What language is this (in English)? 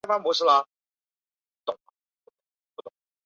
Chinese